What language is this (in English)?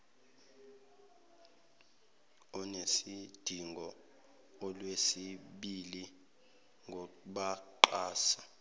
Zulu